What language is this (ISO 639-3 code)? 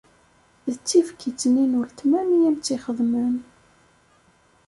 kab